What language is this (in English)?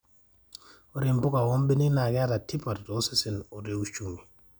Masai